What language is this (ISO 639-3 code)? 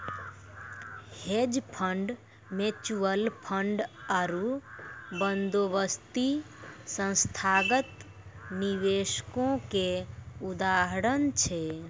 mai